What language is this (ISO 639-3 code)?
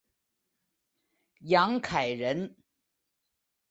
zho